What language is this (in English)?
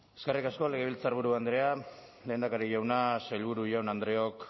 Basque